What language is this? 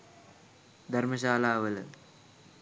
Sinhala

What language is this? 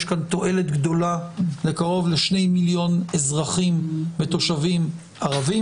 Hebrew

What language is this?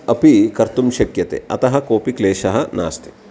Sanskrit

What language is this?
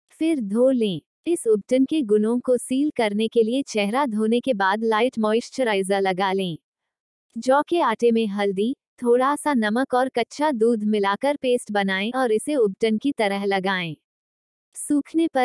Hindi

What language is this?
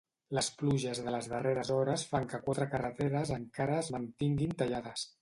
Catalan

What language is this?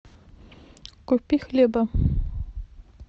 Russian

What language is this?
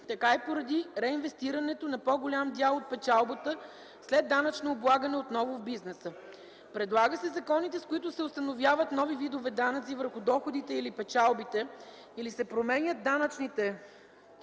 Bulgarian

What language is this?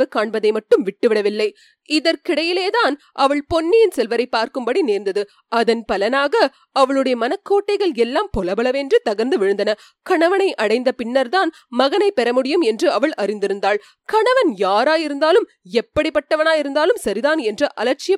Tamil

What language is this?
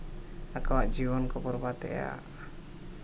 Santali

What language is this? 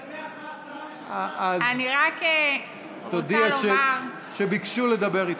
Hebrew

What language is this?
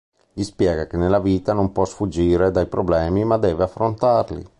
Italian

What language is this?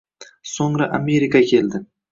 Uzbek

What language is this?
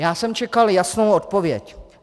Czech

